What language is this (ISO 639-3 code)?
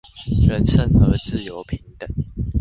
zho